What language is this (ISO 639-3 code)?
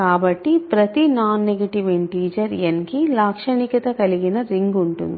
tel